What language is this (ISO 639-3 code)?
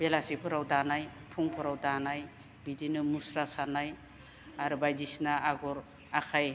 brx